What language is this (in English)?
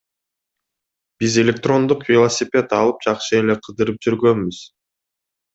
Kyrgyz